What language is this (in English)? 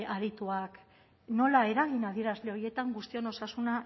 Basque